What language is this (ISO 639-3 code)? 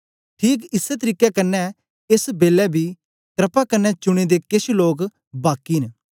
doi